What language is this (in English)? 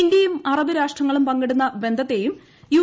Malayalam